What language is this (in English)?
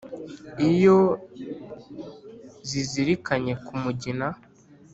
Kinyarwanda